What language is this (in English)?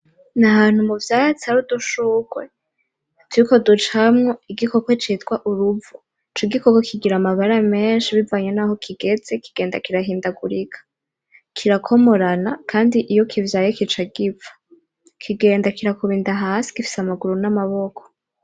Rundi